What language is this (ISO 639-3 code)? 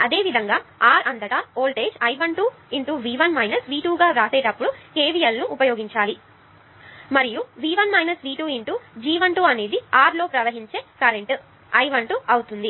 tel